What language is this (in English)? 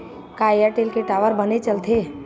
Chhattisgarhi